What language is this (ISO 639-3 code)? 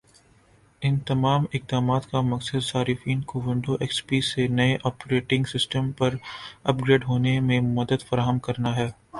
urd